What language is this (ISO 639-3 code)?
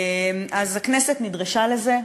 heb